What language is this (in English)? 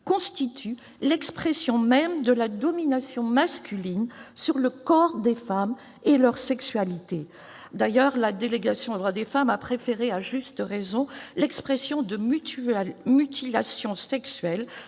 French